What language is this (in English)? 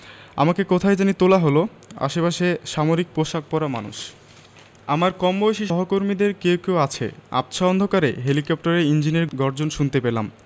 Bangla